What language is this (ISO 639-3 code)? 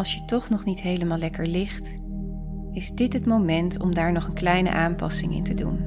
nld